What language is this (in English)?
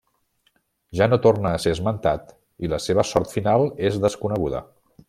Catalan